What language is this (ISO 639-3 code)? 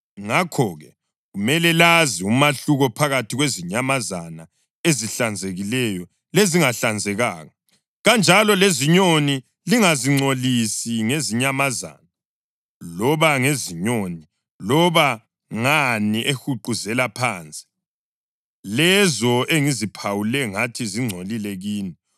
nde